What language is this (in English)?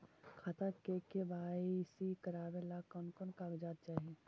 Magahi